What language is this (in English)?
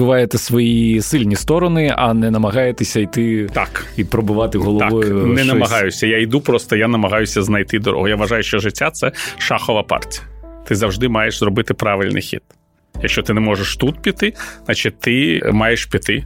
Ukrainian